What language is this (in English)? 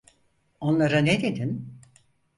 Turkish